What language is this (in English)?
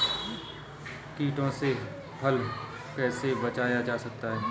Hindi